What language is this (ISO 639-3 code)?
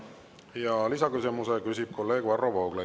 est